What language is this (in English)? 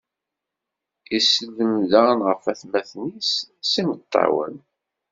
Kabyle